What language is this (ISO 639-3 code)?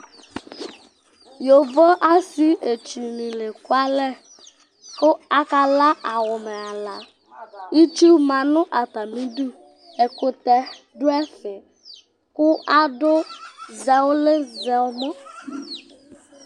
kpo